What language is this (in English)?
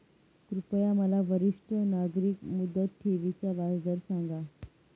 Marathi